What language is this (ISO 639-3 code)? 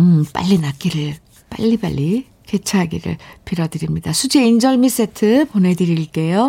kor